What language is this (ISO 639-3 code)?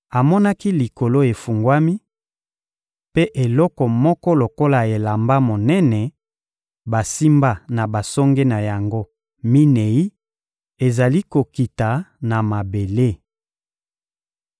lin